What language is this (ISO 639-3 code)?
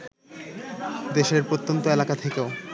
ben